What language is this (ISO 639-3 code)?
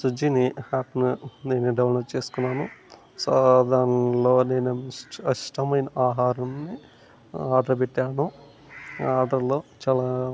tel